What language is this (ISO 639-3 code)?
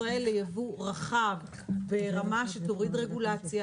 heb